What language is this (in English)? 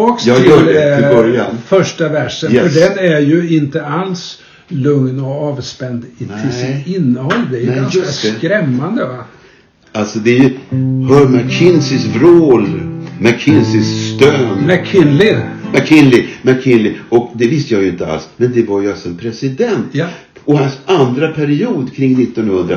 Swedish